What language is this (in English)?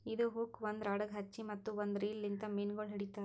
Kannada